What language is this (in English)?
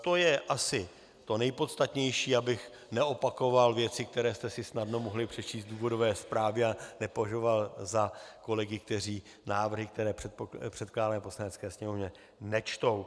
Czech